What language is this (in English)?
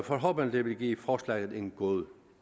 Danish